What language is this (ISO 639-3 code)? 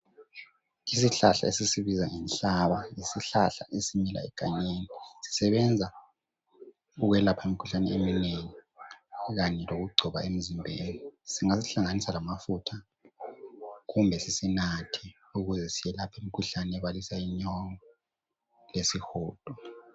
nde